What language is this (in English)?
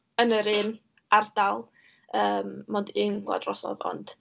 Welsh